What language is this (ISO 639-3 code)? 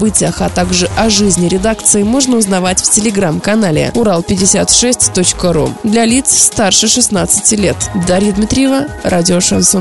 rus